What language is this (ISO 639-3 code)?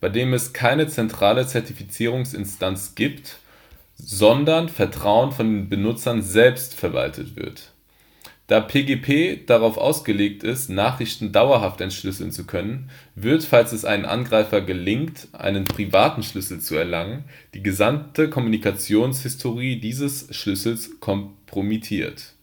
deu